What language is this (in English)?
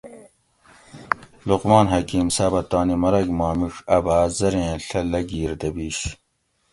Gawri